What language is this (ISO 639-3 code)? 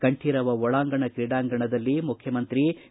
kan